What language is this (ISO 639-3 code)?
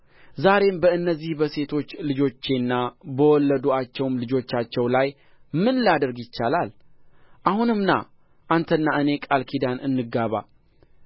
amh